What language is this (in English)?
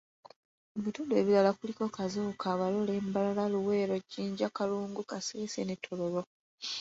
Ganda